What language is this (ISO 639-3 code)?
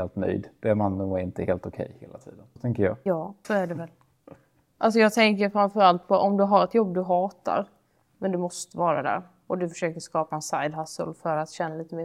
swe